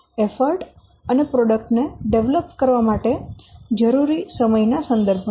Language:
Gujarati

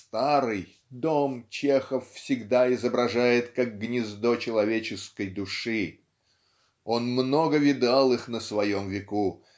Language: Russian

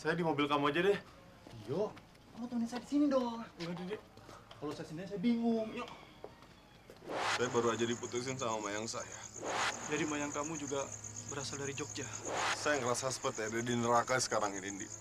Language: Indonesian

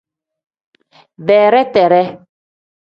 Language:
Tem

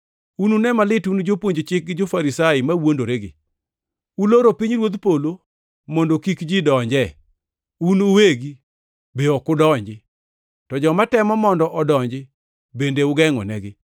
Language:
Luo (Kenya and Tanzania)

